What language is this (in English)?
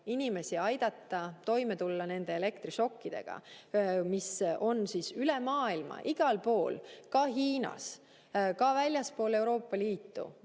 Estonian